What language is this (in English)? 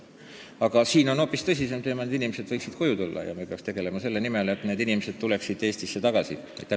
Estonian